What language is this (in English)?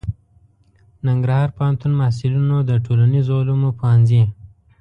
Pashto